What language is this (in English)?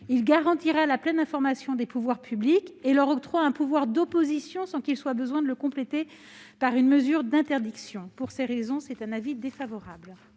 French